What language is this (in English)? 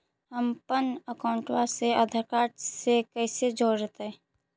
Magahi